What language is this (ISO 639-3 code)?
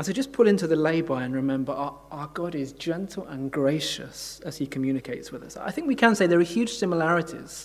eng